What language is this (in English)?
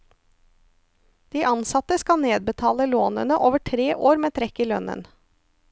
Norwegian